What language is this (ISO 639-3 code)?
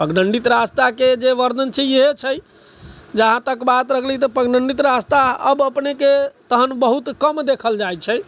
mai